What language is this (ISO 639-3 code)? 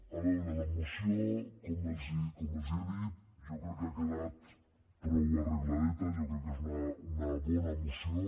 cat